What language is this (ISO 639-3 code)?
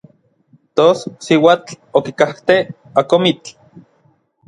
nlv